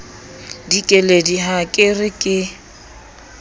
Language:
Southern Sotho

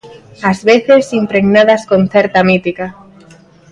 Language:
Galician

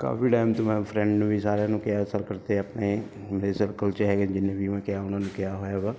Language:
Punjabi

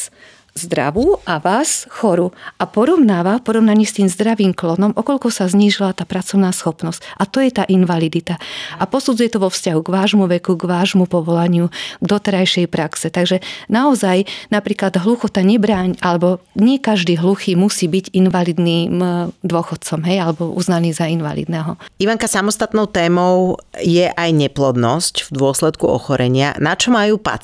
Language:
Slovak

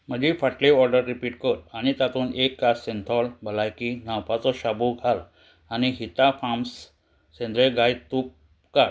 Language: Konkani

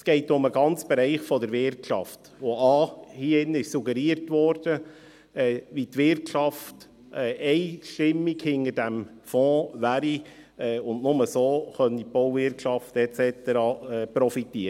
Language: Swiss German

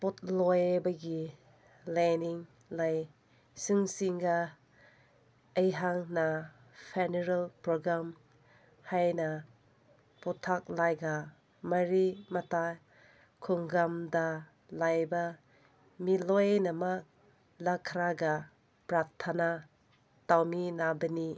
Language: Manipuri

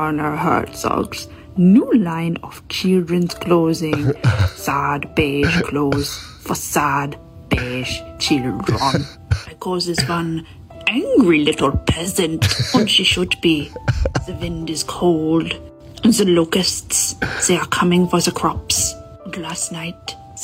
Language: Swedish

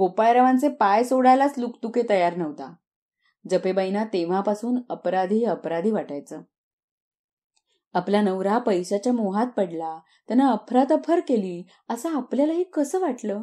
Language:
Marathi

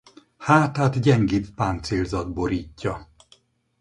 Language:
Hungarian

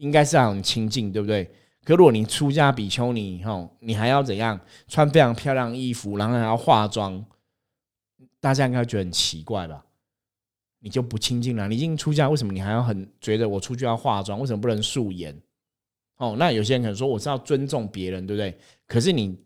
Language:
Chinese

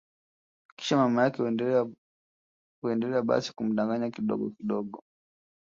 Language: Swahili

